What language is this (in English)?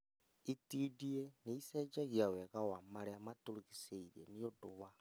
Kikuyu